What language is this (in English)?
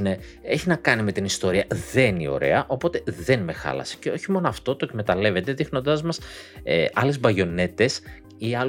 Greek